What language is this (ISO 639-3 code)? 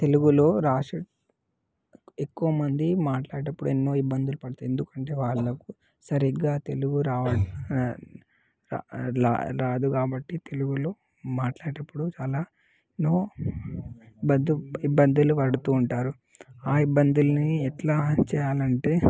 tel